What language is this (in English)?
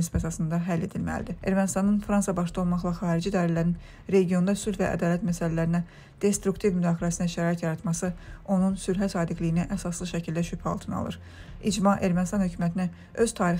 Turkish